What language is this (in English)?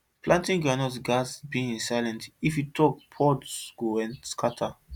Nigerian Pidgin